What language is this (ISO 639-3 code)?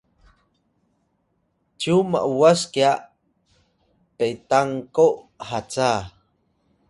tay